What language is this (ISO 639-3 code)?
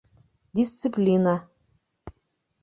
bak